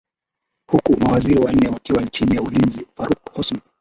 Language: Swahili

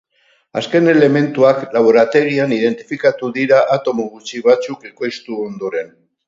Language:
Basque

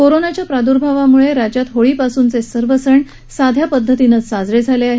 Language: Marathi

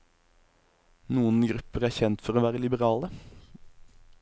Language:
Norwegian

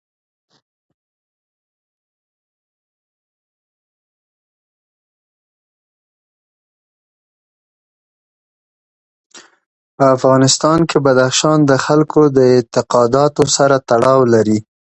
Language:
Pashto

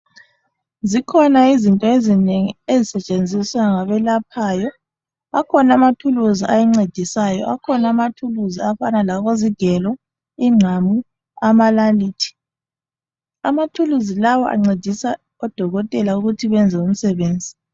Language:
North Ndebele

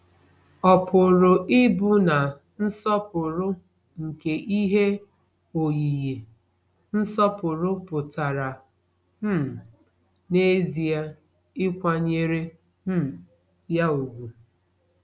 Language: Igbo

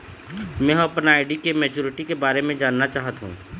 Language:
Chhattisgarhi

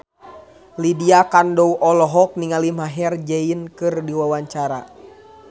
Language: Sundanese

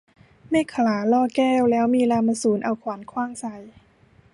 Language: Thai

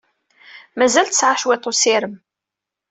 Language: Kabyle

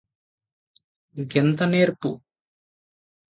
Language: Telugu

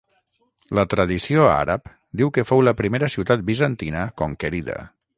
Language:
Catalan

